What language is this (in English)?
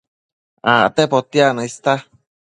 Matsés